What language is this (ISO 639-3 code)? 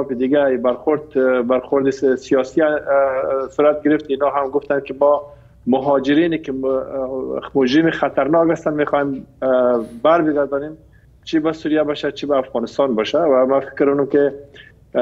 fas